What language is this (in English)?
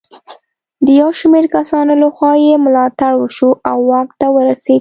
Pashto